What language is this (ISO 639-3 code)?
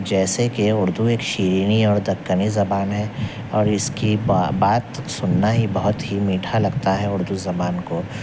urd